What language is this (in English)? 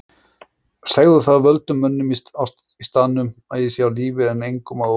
Icelandic